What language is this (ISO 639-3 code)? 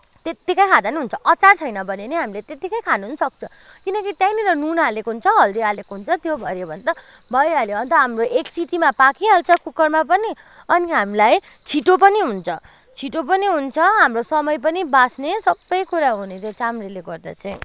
nep